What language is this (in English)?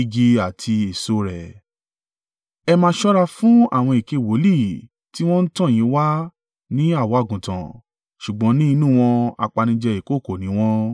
Yoruba